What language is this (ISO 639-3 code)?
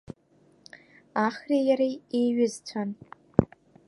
abk